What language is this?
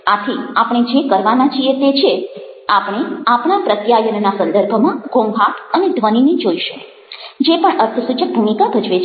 Gujarati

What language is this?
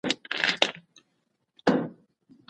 Pashto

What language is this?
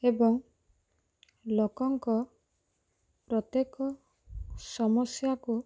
Odia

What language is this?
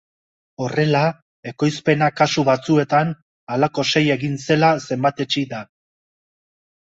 Basque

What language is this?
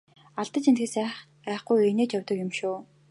Mongolian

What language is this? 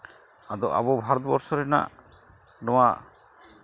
Santali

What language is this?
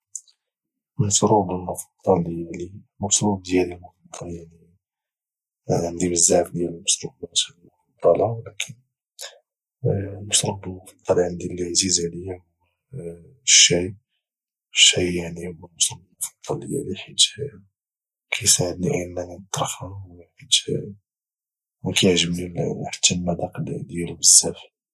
Moroccan Arabic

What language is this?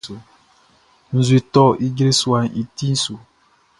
Baoulé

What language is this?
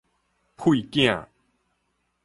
Min Nan Chinese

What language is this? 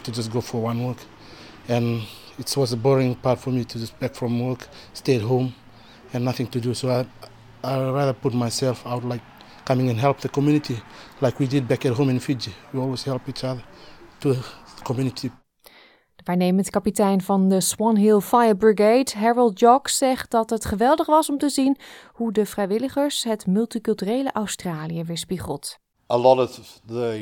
Dutch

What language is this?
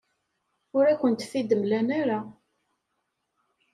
Kabyle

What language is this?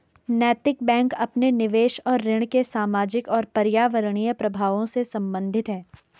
Hindi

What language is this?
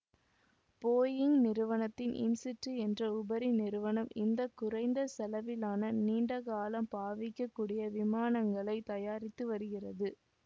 Tamil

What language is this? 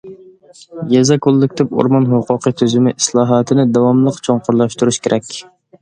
Uyghur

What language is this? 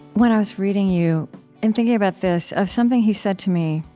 English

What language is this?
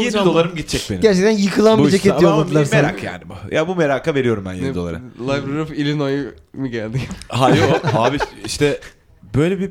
Turkish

